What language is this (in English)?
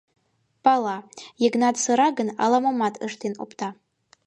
Mari